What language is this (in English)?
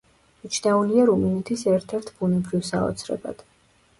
Georgian